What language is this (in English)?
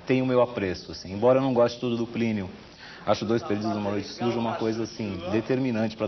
Portuguese